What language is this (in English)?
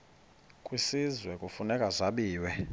Xhosa